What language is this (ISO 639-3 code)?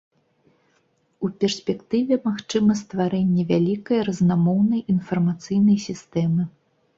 bel